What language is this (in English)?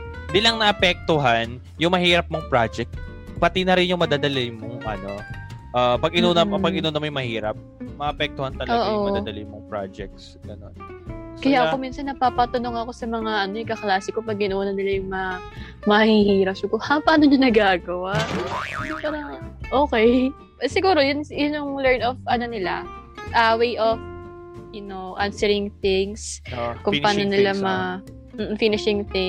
Filipino